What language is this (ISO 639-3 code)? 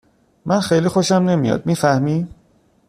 fas